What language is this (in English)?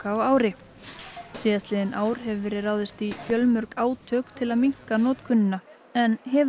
Icelandic